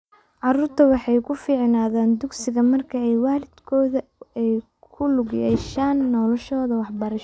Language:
Somali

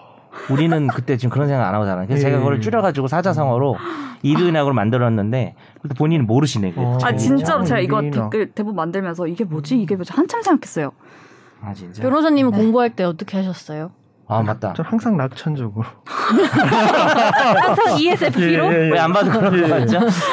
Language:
Korean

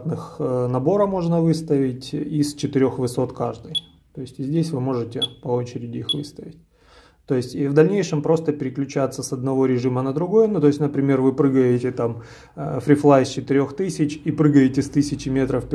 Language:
Russian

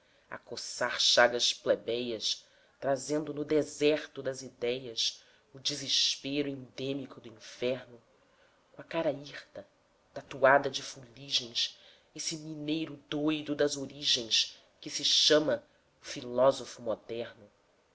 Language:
Portuguese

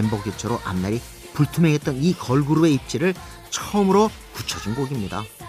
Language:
Korean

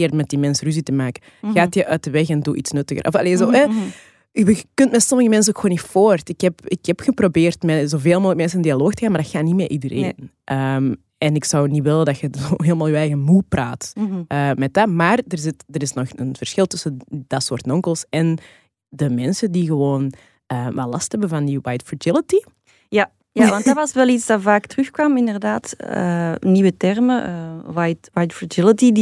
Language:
Dutch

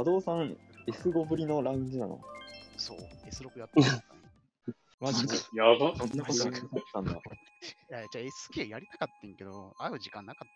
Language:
Japanese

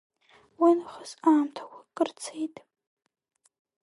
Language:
Abkhazian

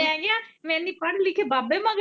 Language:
Punjabi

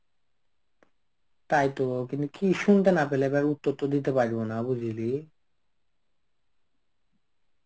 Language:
Bangla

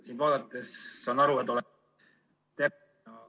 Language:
Estonian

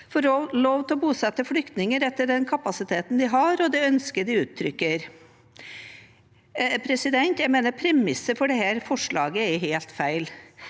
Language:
Norwegian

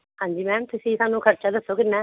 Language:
Punjabi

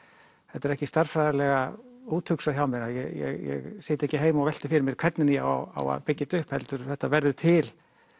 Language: Icelandic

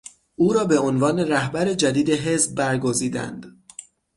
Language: Persian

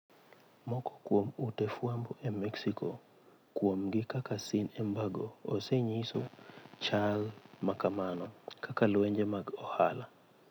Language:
Luo (Kenya and Tanzania)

